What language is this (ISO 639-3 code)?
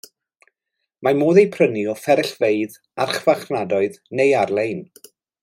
cym